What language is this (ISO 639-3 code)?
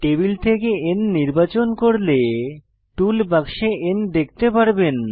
ben